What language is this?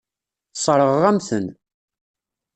Kabyle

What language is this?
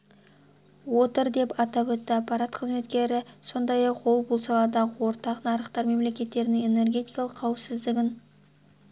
Kazakh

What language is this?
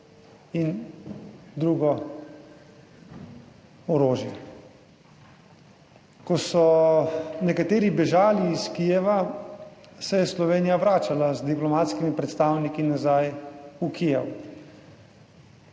Slovenian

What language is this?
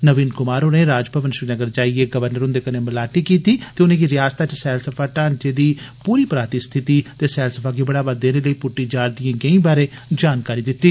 Dogri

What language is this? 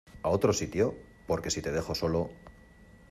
Spanish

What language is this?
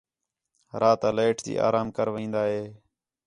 Khetrani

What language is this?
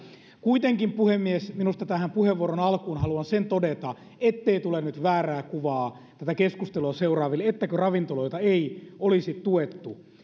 Finnish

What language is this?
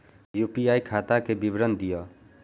Maithili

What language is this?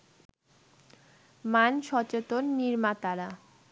Bangla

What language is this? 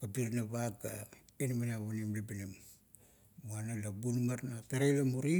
Kuot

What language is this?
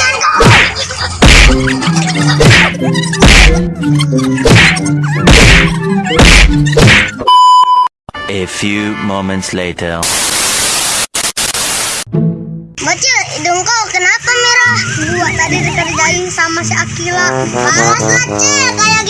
Indonesian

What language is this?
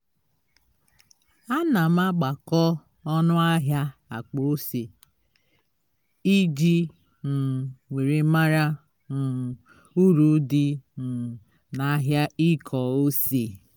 Igbo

